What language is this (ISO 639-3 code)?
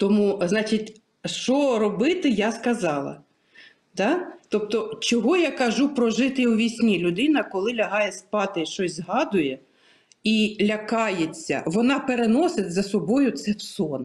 ukr